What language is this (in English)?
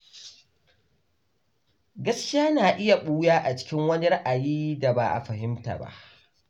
Hausa